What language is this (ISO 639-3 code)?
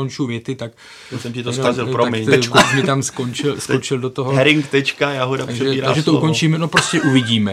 ces